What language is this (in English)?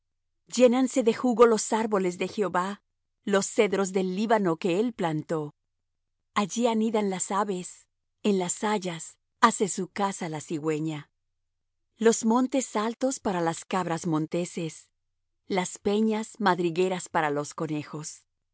Spanish